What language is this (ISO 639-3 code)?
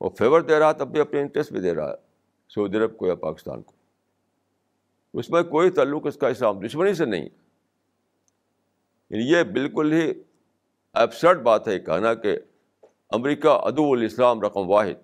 urd